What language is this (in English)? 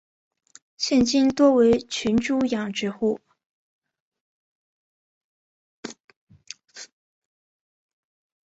Chinese